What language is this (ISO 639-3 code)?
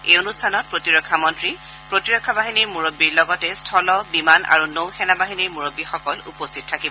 asm